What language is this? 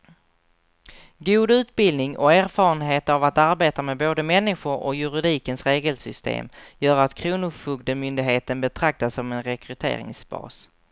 Swedish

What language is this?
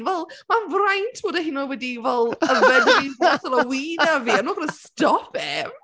Welsh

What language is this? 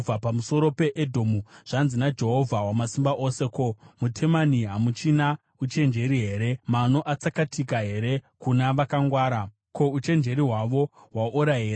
Shona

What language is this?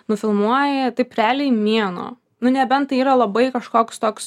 Lithuanian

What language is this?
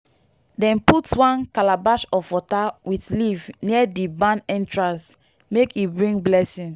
Nigerian Pidgin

